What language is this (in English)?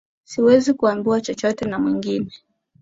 Swahili